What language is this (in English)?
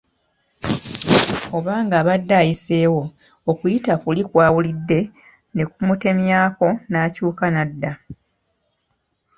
Ganda